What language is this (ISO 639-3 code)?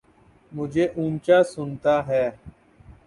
urd